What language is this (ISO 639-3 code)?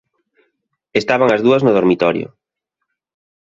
glg